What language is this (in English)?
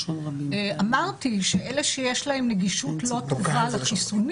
Hebrew